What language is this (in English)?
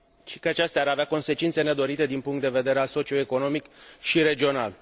Romanian